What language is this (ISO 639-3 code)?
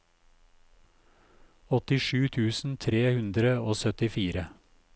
nor